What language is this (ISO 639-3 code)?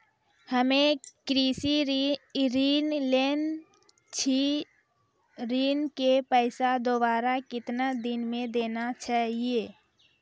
mai